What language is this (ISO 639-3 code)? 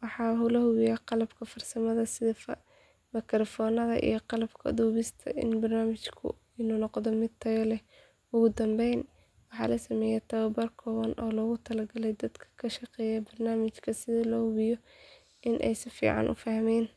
som